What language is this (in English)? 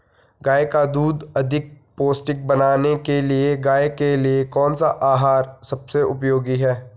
Hindi